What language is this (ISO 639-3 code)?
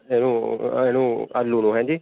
pan